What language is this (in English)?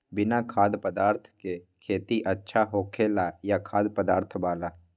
Magahi